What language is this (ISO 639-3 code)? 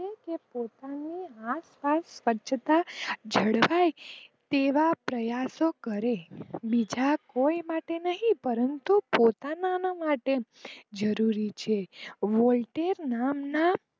guj